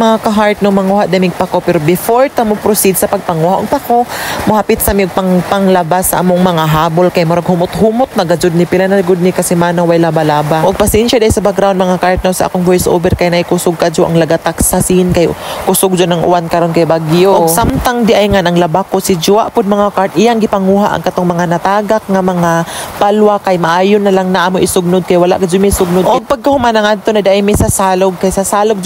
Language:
Filipino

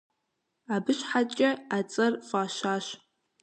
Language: Kabardian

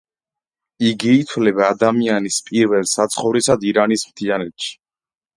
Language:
Georgian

